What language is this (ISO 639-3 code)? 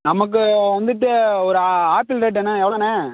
tam